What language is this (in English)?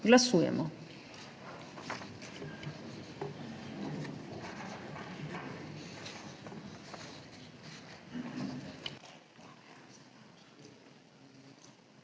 Slovenian